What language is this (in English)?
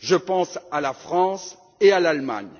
French